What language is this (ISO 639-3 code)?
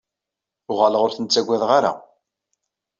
kab